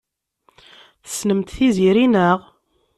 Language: Kabyle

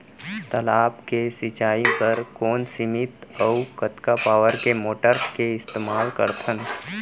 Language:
Chhattisgarhi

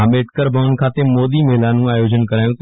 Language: Gujarati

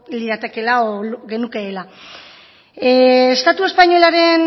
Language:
Basque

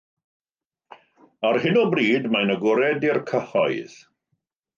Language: Welsh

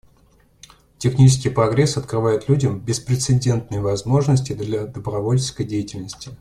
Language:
Russian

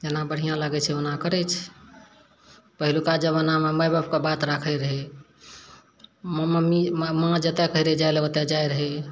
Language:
Maithili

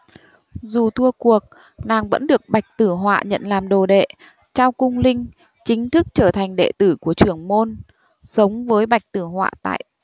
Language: Vietnamese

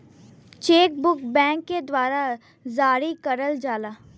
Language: Bhojpuri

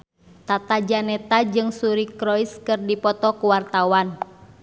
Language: Sundanese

